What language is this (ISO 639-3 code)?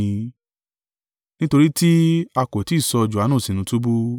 yor